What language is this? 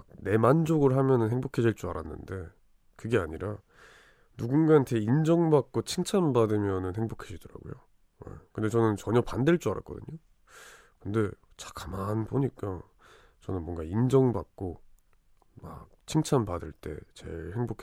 Korean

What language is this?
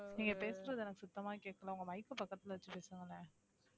Tamil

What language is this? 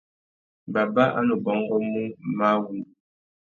Tuki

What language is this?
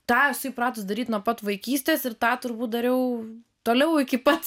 Lithuanian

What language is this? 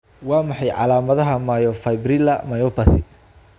Somali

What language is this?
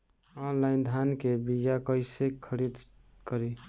Bhojpuri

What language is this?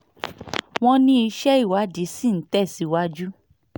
Yoruba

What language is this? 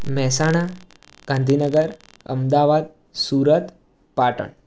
Gujarati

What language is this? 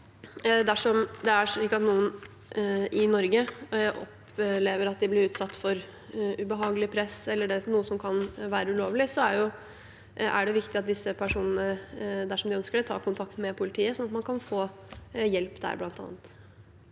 Norwegian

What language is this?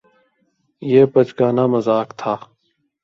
Urdu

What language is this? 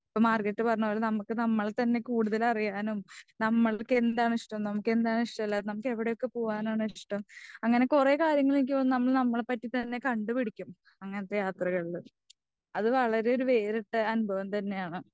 Malayalam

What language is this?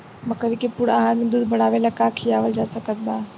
Bhojpuri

